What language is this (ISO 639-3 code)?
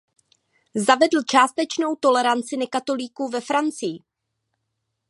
ces